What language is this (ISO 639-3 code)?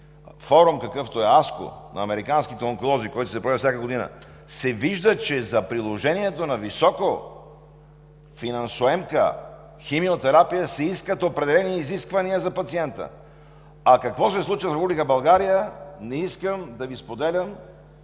bul